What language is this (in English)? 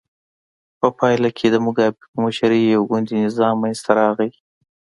Pashto